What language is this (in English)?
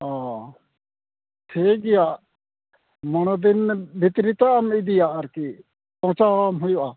Santali